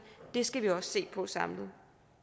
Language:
Danish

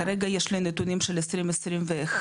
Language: Hebrew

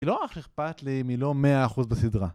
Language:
Hebrew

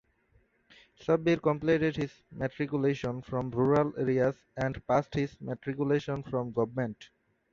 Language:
English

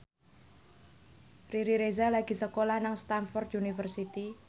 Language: Javanese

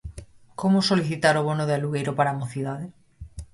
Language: Galician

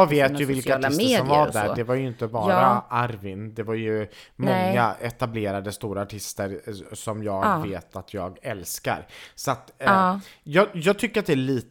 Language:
Swedish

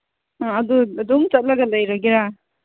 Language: Manipuri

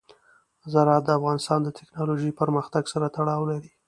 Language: Pashto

